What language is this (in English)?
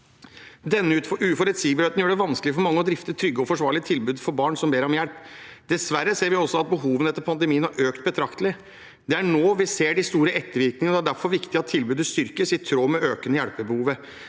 Norwegian